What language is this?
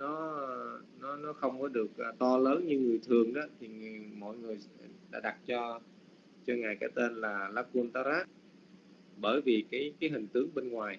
Vietnamese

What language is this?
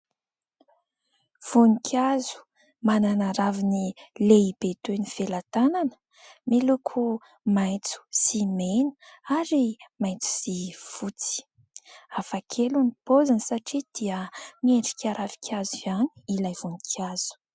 Malagasy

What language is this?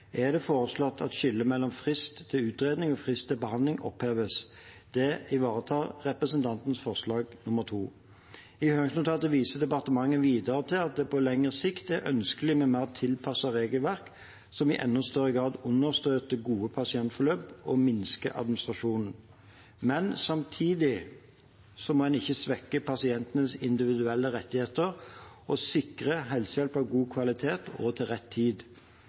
Norwegian Bokmål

